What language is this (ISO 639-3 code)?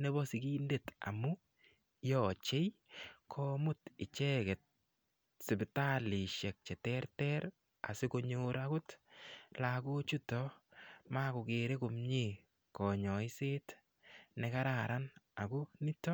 kln